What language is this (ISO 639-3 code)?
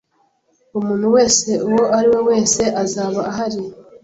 kin